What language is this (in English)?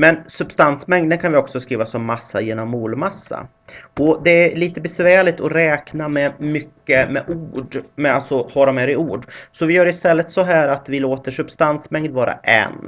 Swedish